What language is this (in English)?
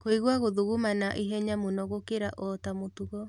Kikuyu